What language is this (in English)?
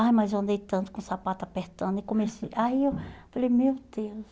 Portuguese